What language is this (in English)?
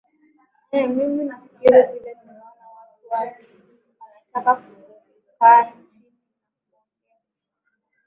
Swahili